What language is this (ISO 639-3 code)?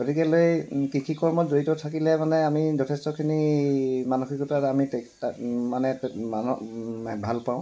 asm